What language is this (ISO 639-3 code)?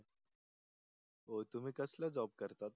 mar